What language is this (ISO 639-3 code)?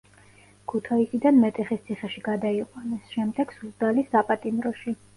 kat